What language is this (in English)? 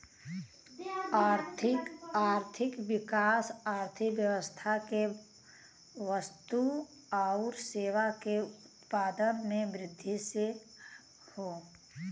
Bhojpuri